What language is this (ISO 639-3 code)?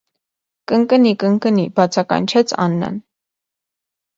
hye